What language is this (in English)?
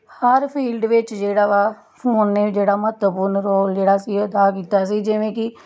Punjabi